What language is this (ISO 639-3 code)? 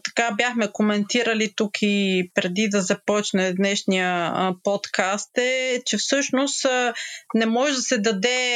bul